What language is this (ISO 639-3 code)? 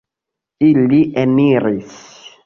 epo